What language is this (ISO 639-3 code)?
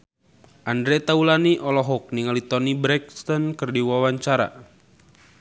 sun